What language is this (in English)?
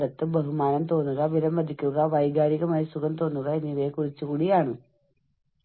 Malayalam